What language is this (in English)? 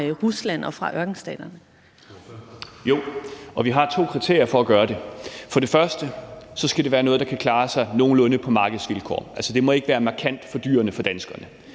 Danish